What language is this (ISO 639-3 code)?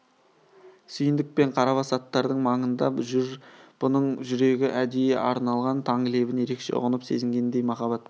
kaz